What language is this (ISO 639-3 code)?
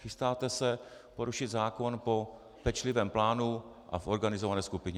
ces